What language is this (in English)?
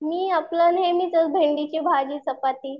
Marathi